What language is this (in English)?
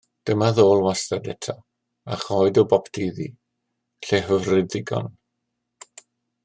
Welsh